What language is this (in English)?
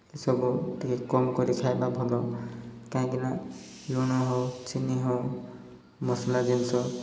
Odia